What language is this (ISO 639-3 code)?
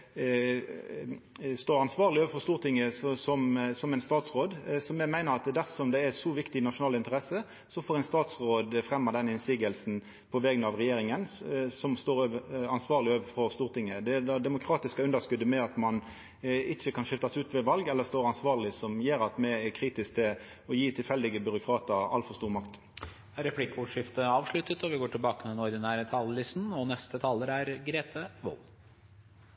nor